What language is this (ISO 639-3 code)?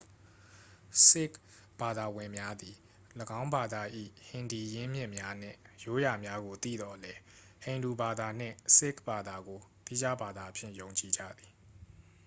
mya